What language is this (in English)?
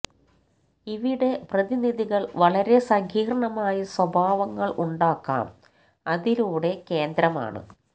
Malayalam